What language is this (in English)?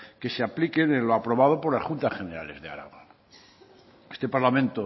Spanish